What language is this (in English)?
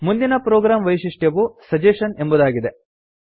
Kannada